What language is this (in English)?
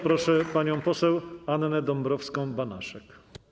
Polish